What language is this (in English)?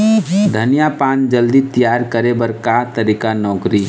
Chhattisgarhi